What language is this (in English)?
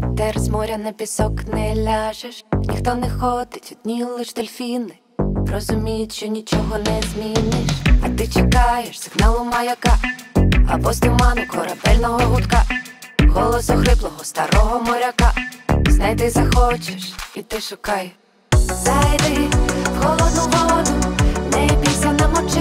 Ukrainian